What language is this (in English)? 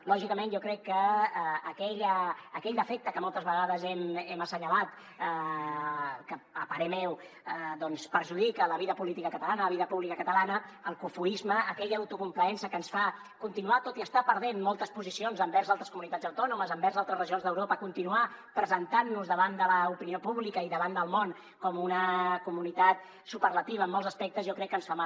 Catalan